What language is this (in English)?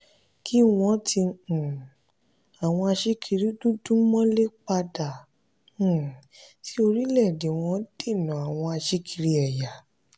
Yoruba